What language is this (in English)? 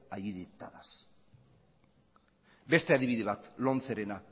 Basque